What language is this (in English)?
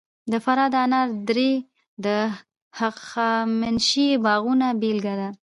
Pashto